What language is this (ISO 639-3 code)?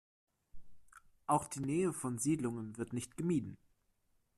deu